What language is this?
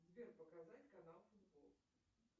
Russian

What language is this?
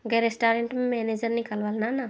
Telugu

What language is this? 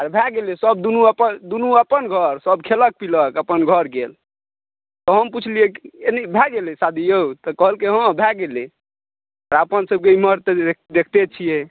Maithili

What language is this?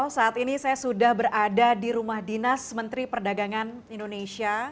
Indonesian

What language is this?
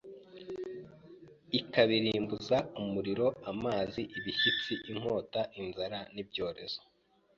Kinyarwanda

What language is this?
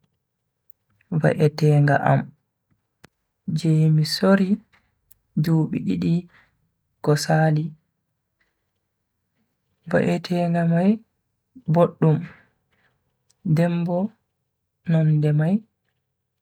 Bagirmi Fulfulde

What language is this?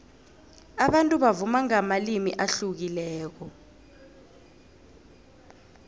South Ndebele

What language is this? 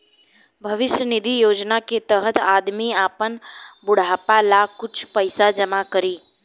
Bhojpuri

